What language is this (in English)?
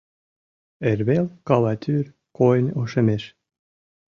Mari